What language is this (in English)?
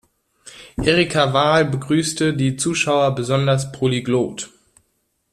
German